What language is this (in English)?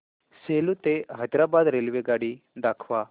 Marathi